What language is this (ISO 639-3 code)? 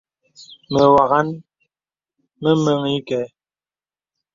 beb